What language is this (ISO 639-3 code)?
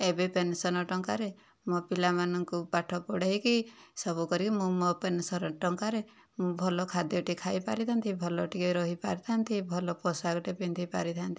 ori